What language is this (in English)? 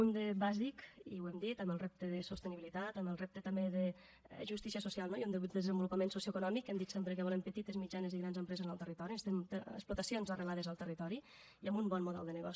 Catalan